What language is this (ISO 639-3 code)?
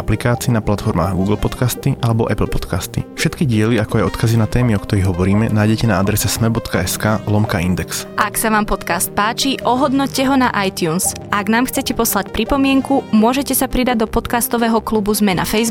slk